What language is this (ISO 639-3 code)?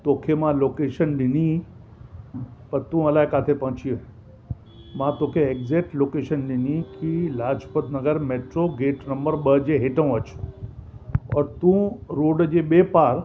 snd